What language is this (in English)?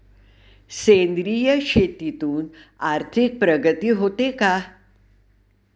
Marathi